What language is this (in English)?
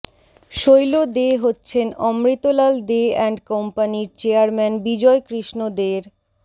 Bangla